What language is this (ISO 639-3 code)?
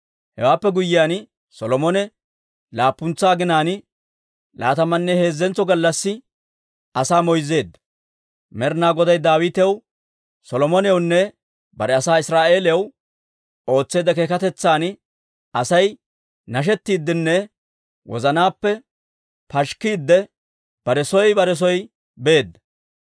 dwr